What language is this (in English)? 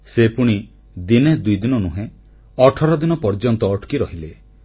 Odia